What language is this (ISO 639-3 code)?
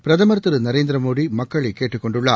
tam